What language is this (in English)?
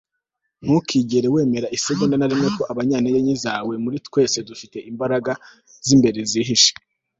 Kinyarwanda